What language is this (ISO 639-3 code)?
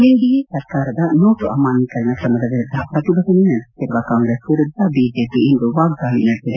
kan